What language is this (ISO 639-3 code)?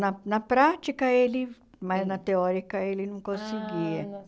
por